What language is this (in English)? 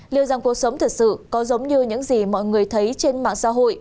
Vietnamese